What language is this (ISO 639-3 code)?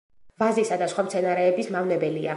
kat